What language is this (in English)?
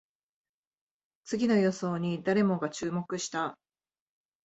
Japanese